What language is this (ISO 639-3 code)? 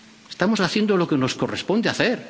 spa